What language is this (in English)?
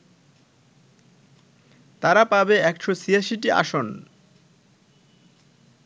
Bangla